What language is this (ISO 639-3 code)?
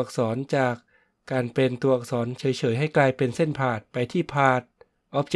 tha